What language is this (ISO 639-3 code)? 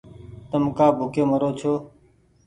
gig